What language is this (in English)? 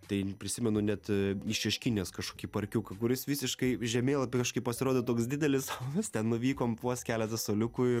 Lithuanian